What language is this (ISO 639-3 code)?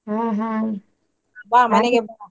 kan